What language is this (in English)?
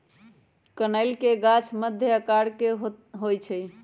Magahi